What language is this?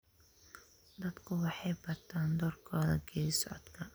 Somali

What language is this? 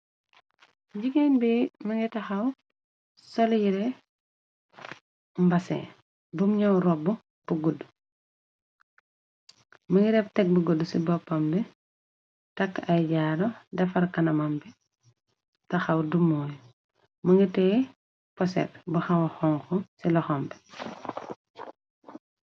Wolof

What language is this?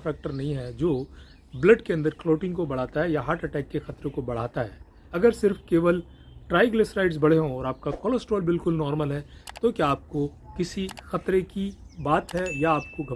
Hindi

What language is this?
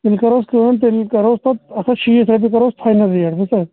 Kashmiri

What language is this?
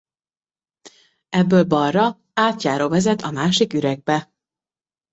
Hungarian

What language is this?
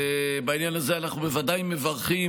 Hebrew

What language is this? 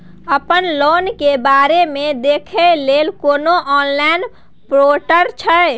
Maithili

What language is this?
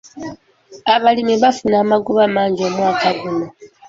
Ganda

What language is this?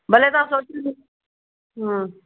Sindhi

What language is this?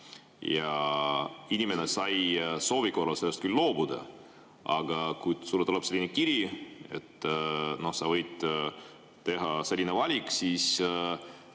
Estonian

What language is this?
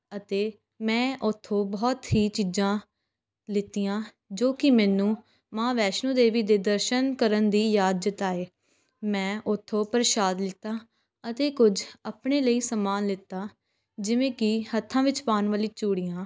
Punjabi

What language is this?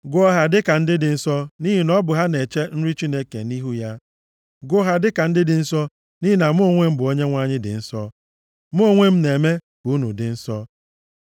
Igbo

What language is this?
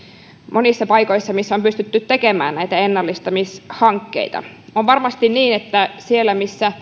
Finnish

